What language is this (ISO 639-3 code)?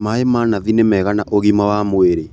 kik